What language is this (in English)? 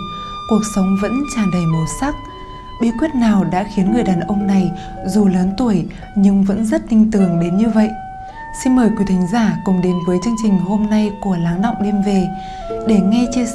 Vietnamese